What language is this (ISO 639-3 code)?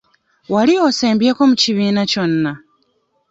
lug